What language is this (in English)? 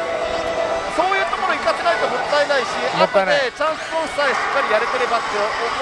Japanese